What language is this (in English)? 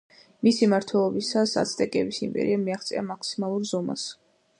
Georgian